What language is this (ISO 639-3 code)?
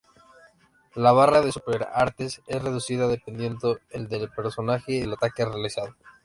spa